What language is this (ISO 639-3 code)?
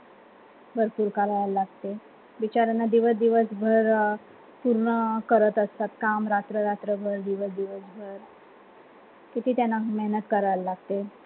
mar